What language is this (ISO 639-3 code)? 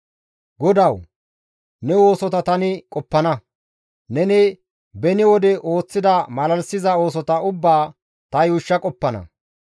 gmv